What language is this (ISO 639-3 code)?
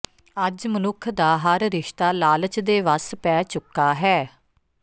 pan